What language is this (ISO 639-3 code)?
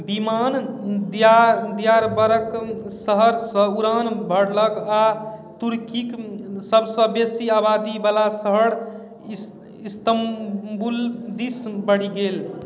mai